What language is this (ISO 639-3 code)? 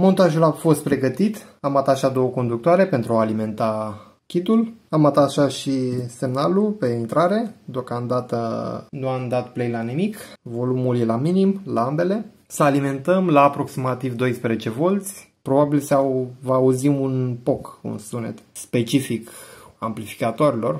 ron